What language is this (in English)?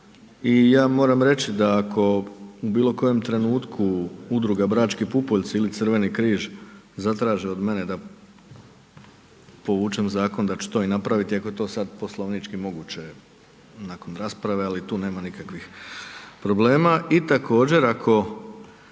Croatian